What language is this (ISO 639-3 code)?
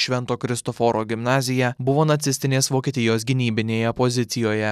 lit